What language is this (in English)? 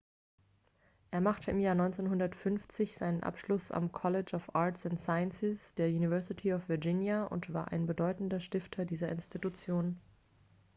German